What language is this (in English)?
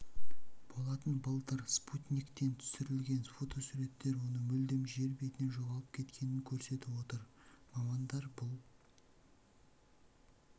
Kazakh